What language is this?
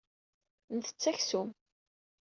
Kabyle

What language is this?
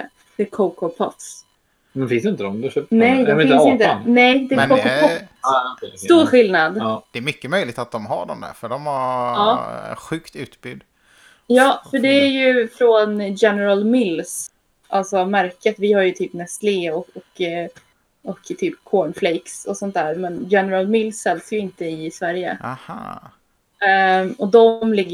Swedish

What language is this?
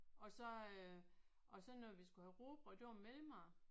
Danish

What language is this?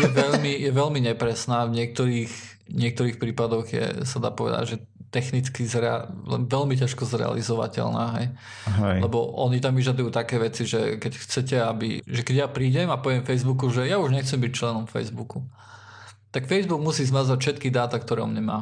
Slovak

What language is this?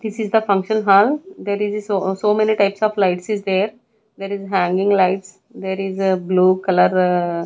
English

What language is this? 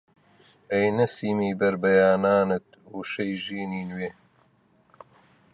Central Kurdish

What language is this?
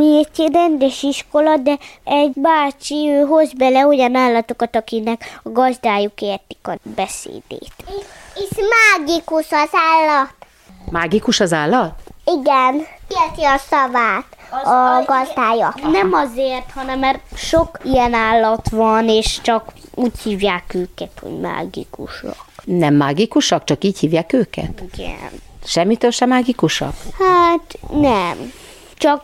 Hungarian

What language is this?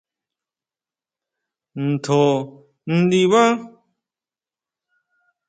Huautla Mazatec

